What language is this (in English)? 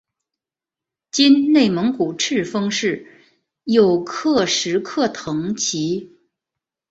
Chinese